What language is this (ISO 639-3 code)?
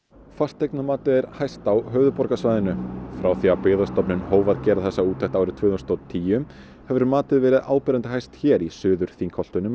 isl